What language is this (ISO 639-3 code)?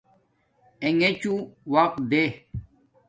dmk